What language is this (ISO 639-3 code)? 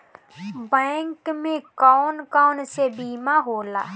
bho